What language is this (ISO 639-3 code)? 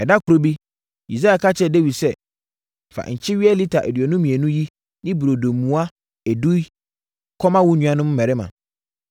aka